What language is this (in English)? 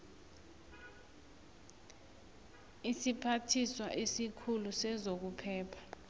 South Ndebele